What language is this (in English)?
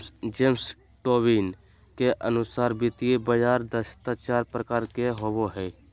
Magahi